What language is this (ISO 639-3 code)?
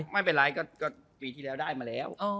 tha